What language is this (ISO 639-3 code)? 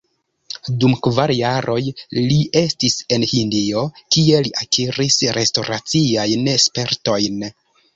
epo